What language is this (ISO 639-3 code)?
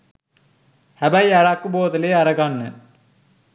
sin